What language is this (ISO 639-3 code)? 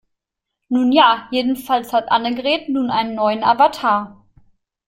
deu